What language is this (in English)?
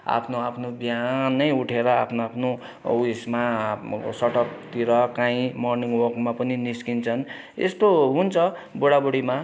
Nepali